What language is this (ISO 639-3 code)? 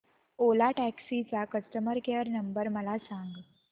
mar